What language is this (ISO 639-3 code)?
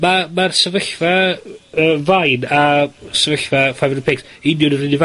cym